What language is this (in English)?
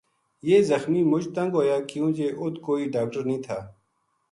Gujari